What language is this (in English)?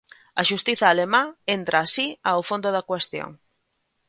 Galician